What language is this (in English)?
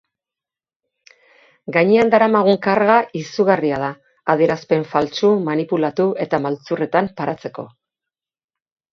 Basque